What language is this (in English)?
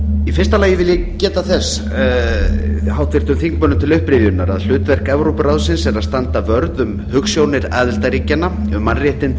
Icelandic